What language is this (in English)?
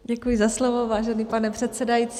Czech